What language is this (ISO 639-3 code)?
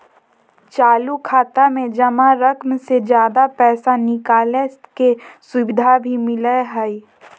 mag